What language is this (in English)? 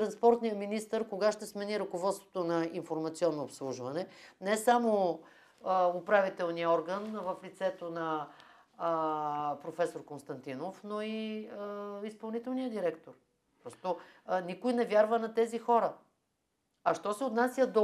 Bulgarian